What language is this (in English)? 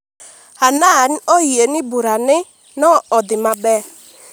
Luo (Kenya and Tanzania)